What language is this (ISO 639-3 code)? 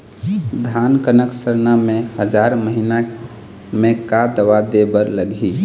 hne